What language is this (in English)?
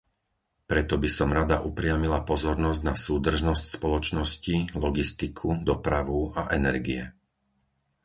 Slovak